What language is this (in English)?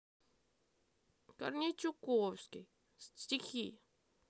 Russian